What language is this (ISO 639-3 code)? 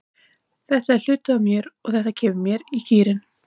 isl